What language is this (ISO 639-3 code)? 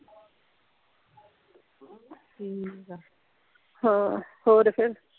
pan